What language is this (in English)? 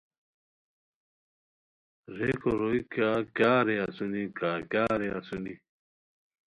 Khowar